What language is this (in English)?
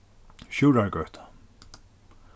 Faroese